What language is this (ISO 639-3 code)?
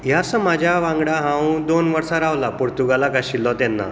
kok